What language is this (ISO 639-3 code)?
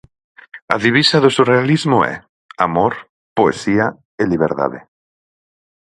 glg